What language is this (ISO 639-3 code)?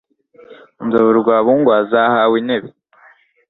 kin